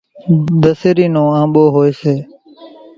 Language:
Kachi Koli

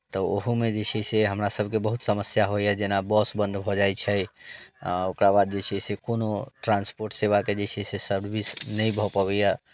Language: Maithili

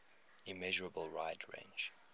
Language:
English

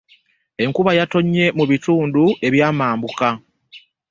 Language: Ganda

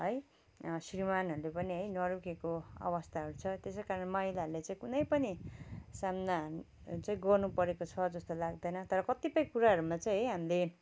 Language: Nepali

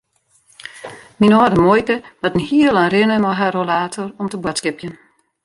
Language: Western Frisian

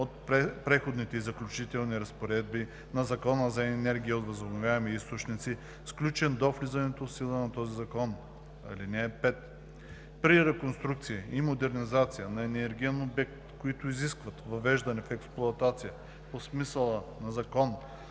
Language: Bulgarian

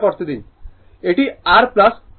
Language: Bangla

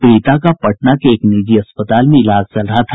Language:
Hindi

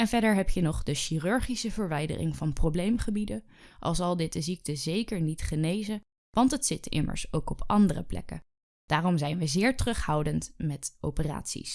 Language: Dutch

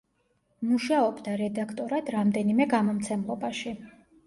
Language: Georgian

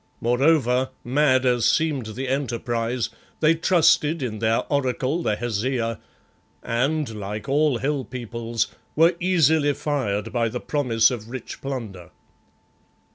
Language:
English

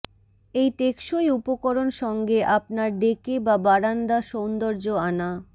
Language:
Bangla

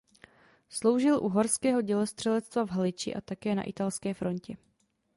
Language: Czech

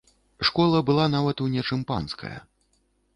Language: Belarusian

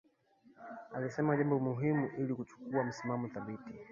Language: Swahili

